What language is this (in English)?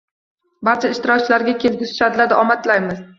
Uzbek